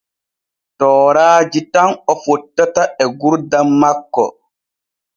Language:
Borgu Fulfulde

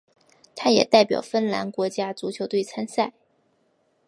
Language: Chinese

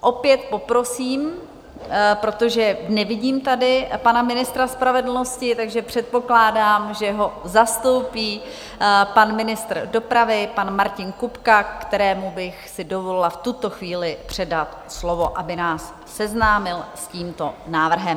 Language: Czech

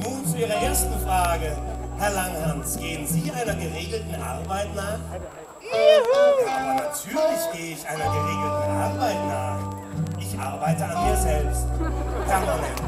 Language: German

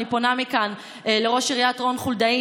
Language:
Hebrew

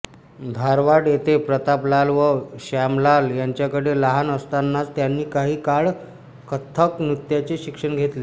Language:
Marathi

